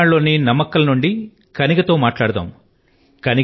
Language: Telugu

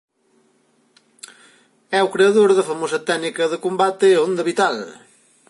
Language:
Galician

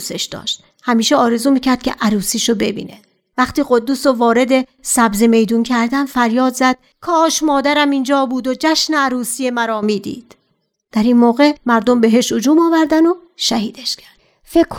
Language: Persian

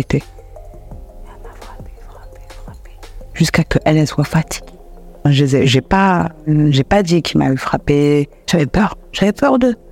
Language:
French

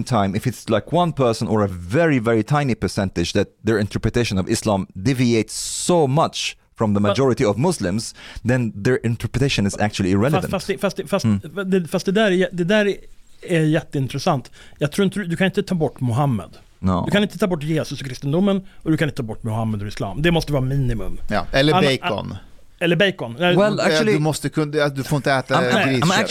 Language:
Swedish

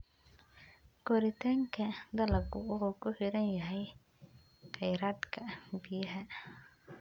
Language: Somali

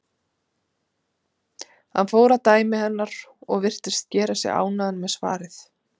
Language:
Icelandic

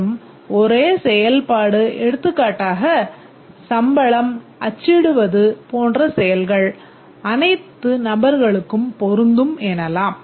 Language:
Tamil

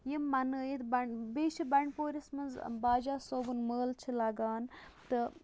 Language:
Kashmiri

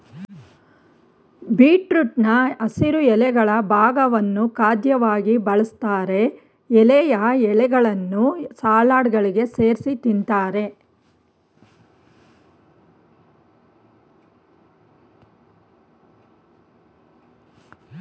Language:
Kannada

